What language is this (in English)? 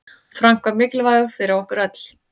Icelandic